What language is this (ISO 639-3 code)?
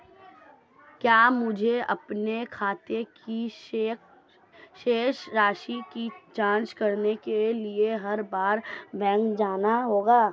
hin